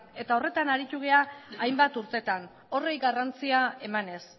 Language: Basque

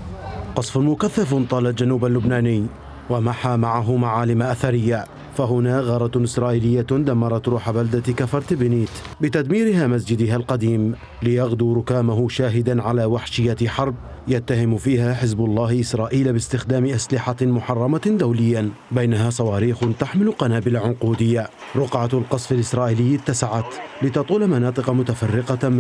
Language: Arabic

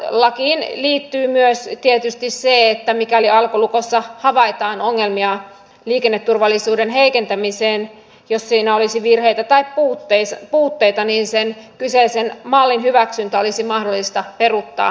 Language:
Finnish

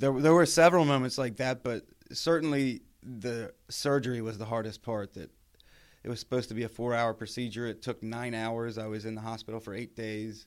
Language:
English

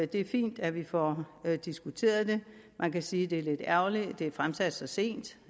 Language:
Danish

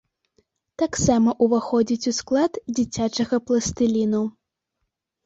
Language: Belarusian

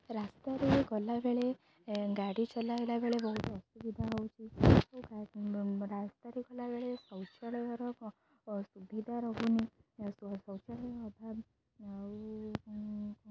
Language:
Odia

